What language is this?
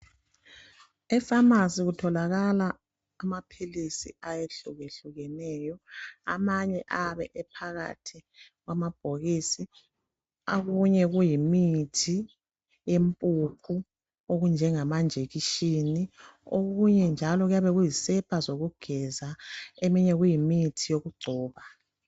North Ndebele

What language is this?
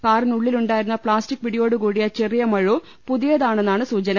Malayalam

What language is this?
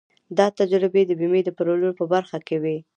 Pashto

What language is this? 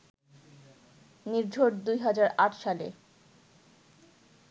Bangla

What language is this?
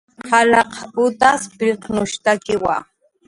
Jaqaru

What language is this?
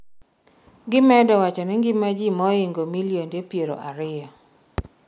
Luo (Kenya and Tanzania)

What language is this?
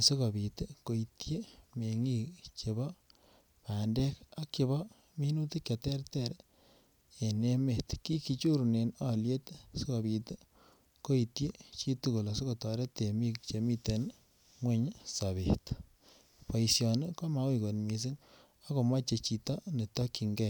Kalenjin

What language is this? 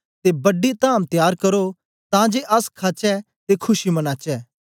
Dogri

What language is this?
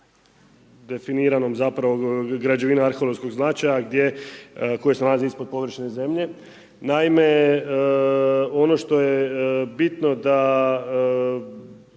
Croatian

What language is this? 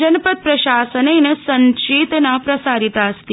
Sanskrit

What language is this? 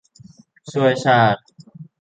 Thai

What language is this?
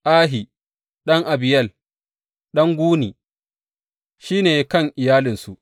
Hausa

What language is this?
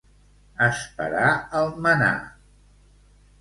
Catalan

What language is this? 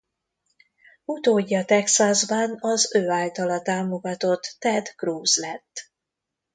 Hungarian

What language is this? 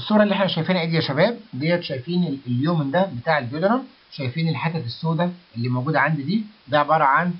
Arabic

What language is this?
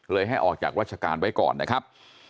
Thai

